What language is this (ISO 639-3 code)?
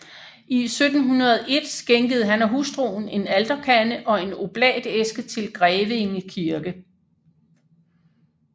dan